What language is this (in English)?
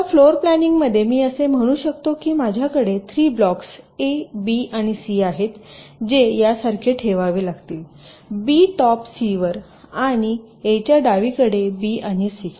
Marathi